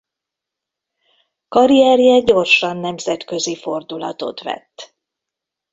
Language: Hungarian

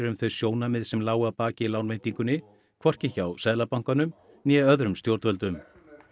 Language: Icelandic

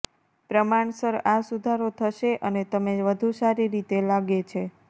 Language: Gujarati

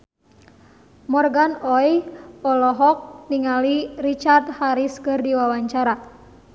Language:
Sundanese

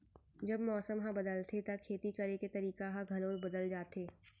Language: Chhattisgarhi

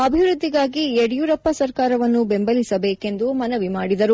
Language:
Kannada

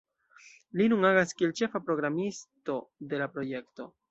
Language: Esperanto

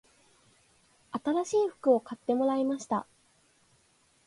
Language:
Japanese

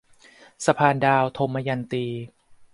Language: Thai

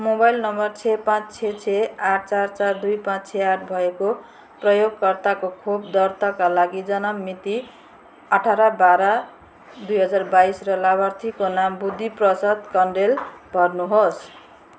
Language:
Nepali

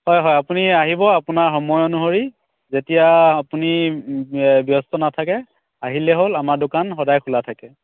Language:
Assamese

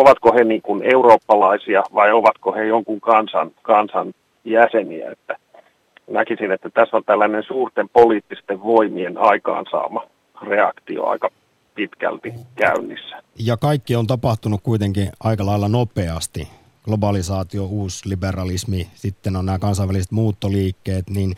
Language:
Finnish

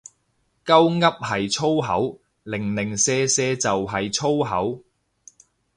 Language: Cantonese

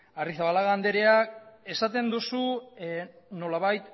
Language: Basque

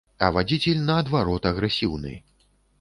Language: Belarusian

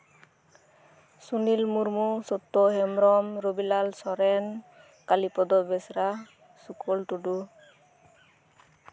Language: Santali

